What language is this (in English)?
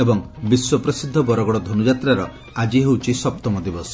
Odia